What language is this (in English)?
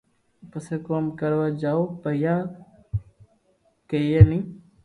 Loarki